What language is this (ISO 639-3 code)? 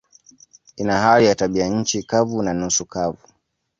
swa